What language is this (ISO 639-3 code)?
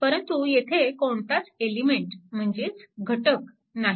mar